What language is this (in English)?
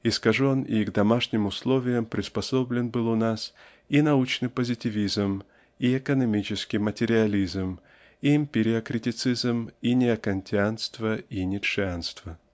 Russian